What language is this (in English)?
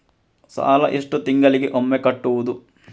Kannada